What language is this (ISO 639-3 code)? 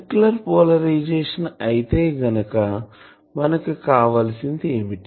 tel